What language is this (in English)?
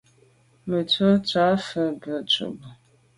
Medumba